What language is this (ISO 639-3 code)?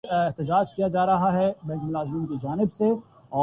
urd